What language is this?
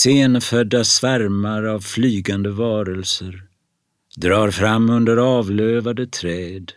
Swedish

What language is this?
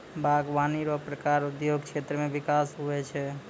Maithili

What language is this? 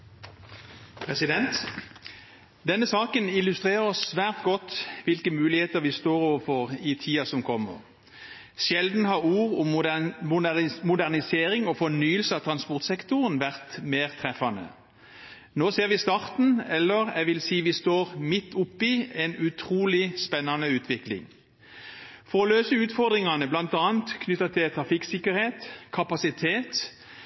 Norwegian Bokmål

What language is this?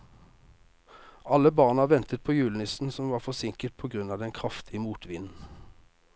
Norwegian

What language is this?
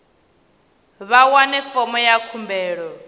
Venda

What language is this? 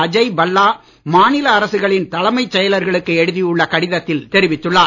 Tamil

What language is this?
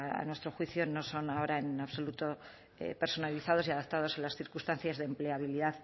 Spanish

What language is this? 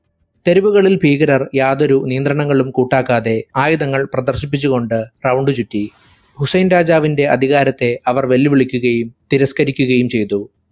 Malayalam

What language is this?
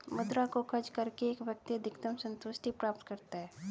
Hindi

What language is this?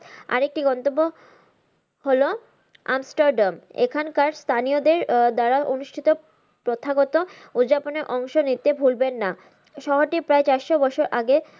Bangla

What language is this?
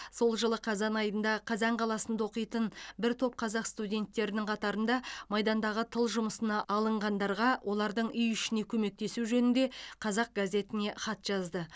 Kazakh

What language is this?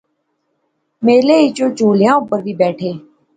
Pahari-Potwari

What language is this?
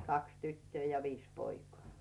Finnish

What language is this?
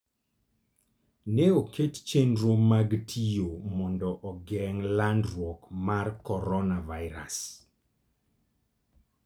Luo (Kenya and Tanzania)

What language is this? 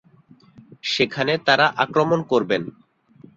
Bangla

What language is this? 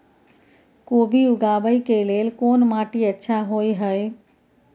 Maithili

